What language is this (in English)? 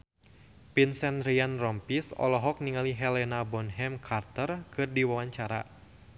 Sundanese